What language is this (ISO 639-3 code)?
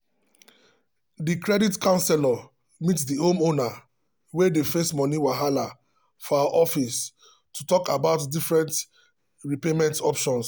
pcm